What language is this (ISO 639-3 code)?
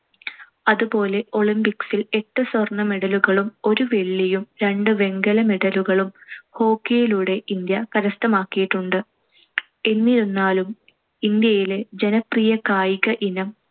mal